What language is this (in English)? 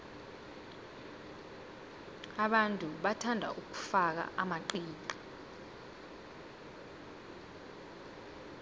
South Ndebele